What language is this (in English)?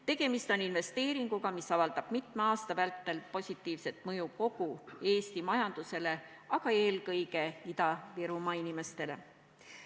Estonian